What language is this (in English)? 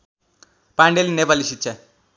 Nepali